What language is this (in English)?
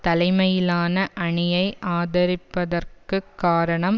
Tamil